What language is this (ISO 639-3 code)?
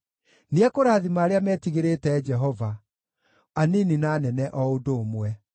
kik